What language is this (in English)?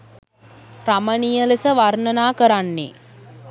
Sinhala